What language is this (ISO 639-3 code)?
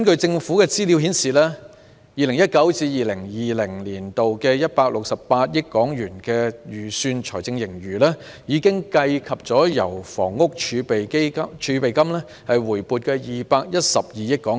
yue